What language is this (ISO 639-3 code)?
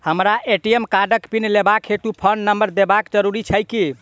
mai